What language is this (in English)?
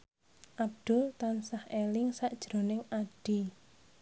Javanese